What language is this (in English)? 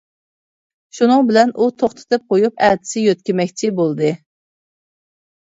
Uyghur